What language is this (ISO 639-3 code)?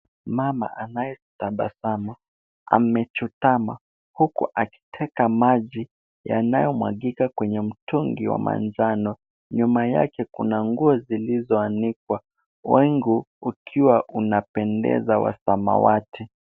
swa